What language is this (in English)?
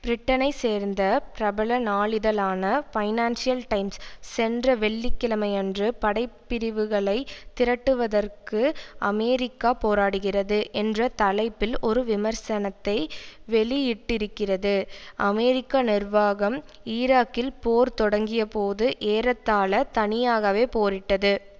Tamil